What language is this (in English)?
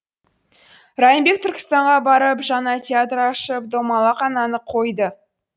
Kazakh